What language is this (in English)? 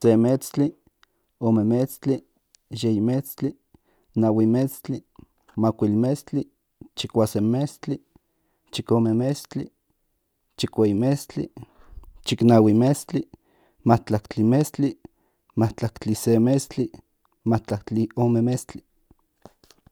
Central Nahuatl